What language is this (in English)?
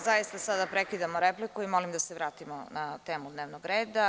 Serbian